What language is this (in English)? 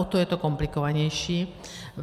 Czech